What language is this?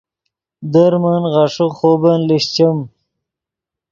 Yidgha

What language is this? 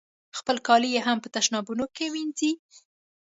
Pashto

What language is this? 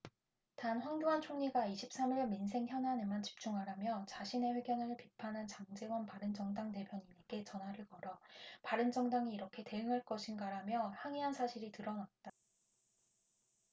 Korean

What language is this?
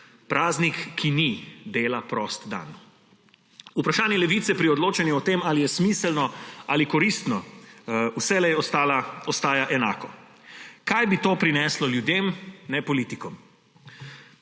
Slovenian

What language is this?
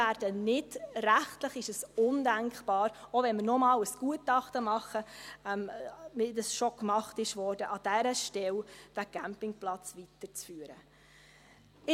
Swiss German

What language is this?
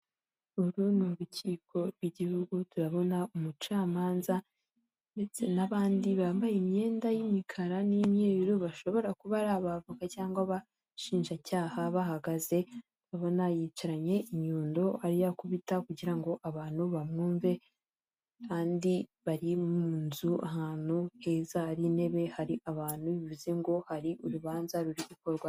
Kinyarwanda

